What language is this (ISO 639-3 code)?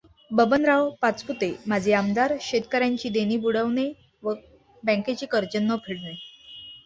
mar